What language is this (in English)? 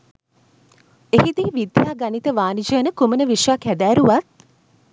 Sinhala